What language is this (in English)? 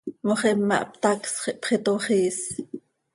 Seri